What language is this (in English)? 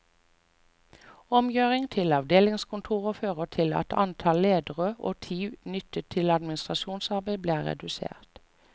Norwegian